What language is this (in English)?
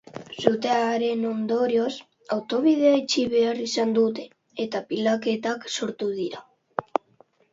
Basque